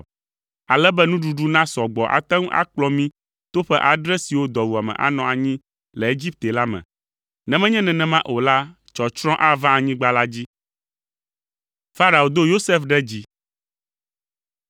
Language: Ewe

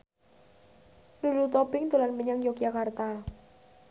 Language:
Javanese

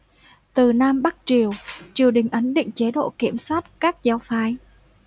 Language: Vietnamese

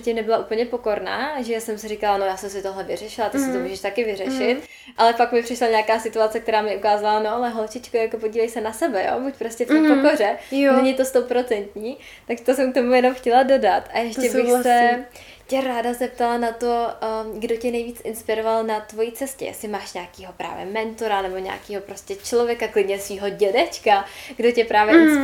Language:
Czech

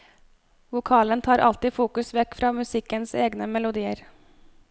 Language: Norwegian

